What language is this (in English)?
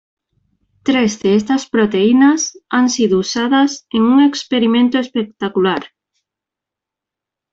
Spanish